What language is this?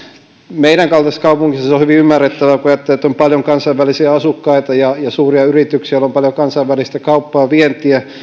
Finnish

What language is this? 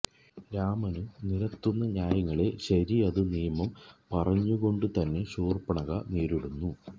Malayalam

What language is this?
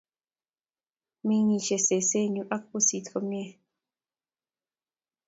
Kalenjin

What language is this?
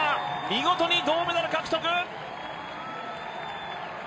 Japanese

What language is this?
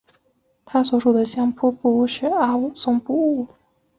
Chinese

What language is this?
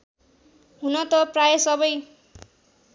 Nepali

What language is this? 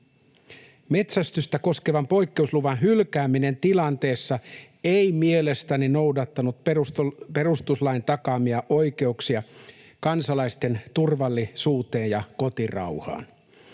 Finnish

